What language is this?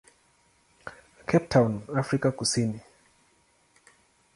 Swahili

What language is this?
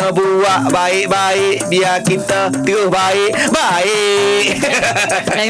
Malay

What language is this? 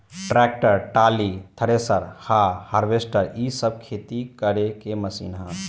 Bhojpuri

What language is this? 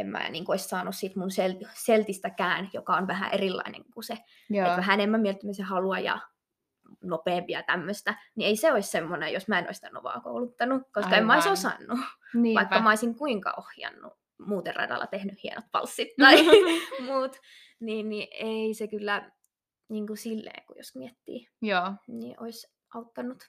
Finnish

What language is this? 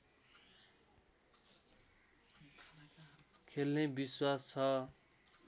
Nepali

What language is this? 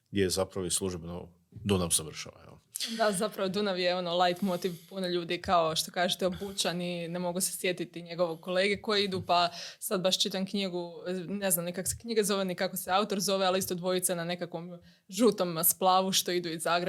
Croatian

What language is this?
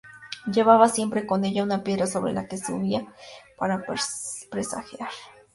Spanish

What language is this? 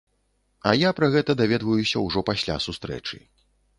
Belarusian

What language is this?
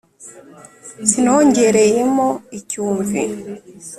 Kinyarwanda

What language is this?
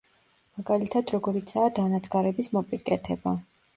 Georgian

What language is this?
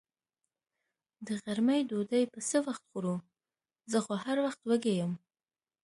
Pashto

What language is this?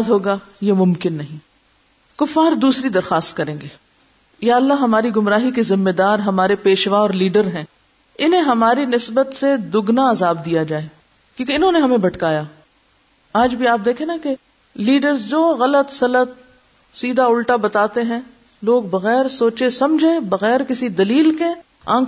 Urdu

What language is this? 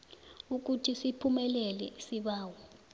South Ndebele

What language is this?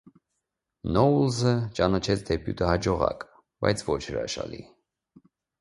Armenian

